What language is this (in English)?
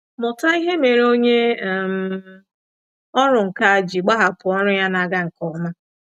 Igbo